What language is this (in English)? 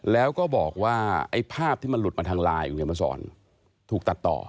Thai